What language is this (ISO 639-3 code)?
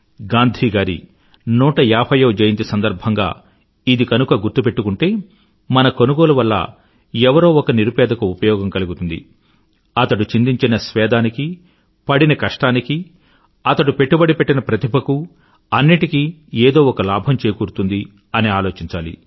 tel